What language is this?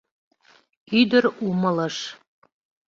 Mari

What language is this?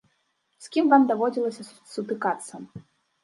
Belarusian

